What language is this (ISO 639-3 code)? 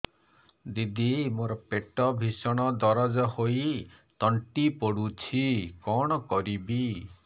ori